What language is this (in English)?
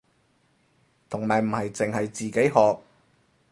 Cantonese